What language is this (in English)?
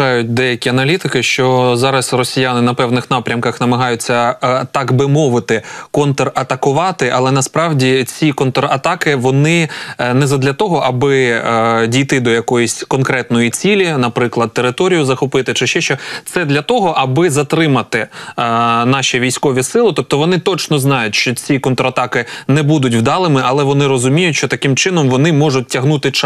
Ukrainian